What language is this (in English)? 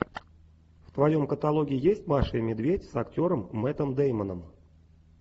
Russian